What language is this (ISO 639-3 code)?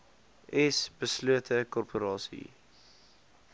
afr